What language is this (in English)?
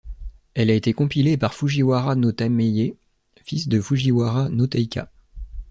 French